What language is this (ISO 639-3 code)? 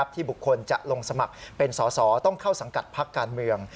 tha